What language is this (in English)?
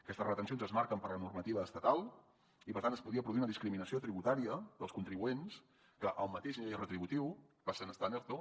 Catalan